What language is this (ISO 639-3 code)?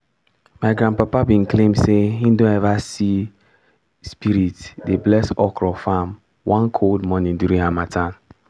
pcm